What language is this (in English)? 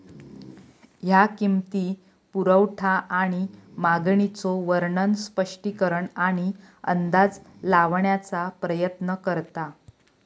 Marathi